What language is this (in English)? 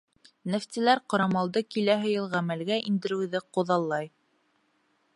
Bashkir